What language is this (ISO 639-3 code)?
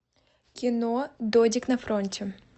rus